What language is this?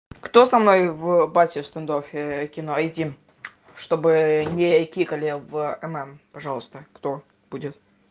Russian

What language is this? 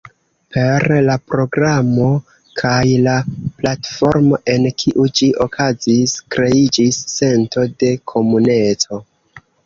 Esperanto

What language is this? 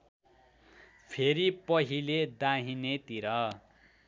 Nepali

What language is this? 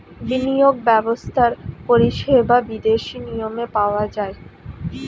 Bangla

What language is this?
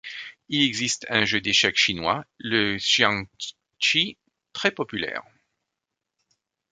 French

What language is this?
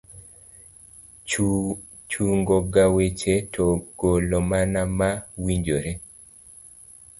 Luo (Kenya and Tanzania)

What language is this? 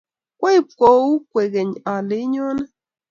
Kalenjin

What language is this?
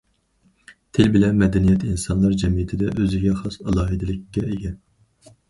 Uyghur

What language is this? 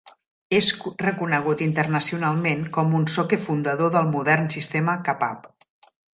Catalan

